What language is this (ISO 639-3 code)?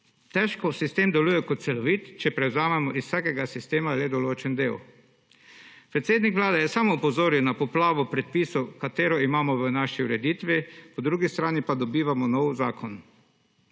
slv